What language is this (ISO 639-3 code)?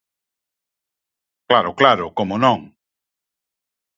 glg